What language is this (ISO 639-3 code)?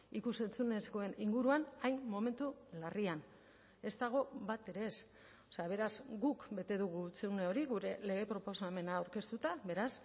eus